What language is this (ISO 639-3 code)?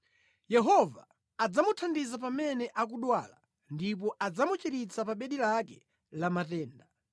nya